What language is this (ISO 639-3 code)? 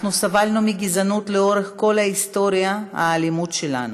heb